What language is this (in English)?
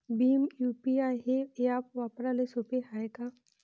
Marathi